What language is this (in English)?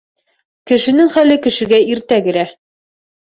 Bashkir